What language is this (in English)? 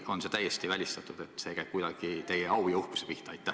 Estonian